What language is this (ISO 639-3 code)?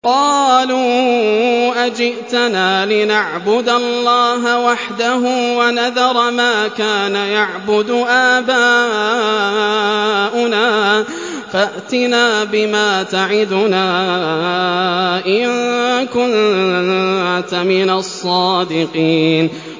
ara